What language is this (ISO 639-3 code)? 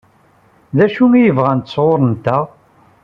kab